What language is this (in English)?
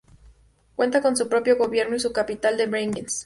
Spanish